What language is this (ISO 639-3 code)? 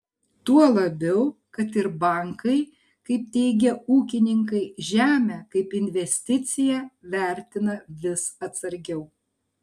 lit